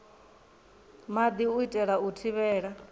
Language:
Venda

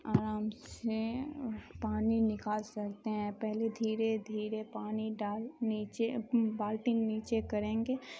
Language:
Urdu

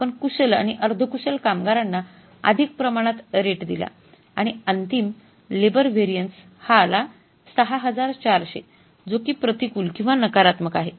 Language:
Marathi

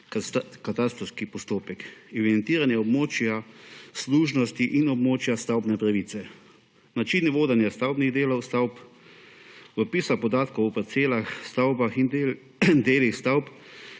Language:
Slovenian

